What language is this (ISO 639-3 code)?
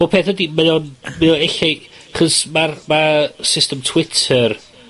cym